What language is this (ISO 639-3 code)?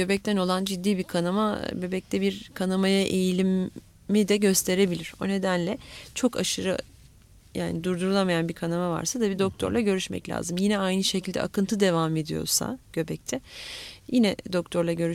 tur